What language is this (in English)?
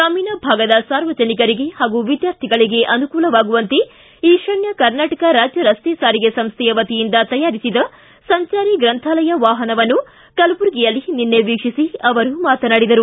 Kannada